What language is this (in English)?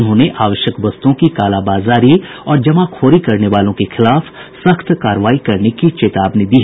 Hindi